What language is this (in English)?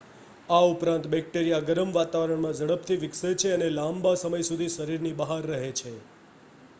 Gujarati